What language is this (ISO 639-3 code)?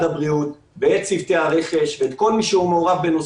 heb